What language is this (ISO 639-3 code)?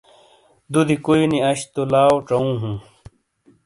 scl